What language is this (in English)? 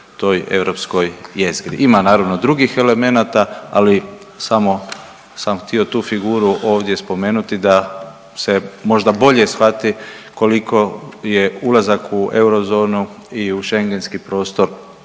Croatian